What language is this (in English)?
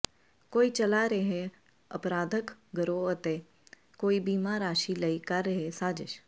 Punjabi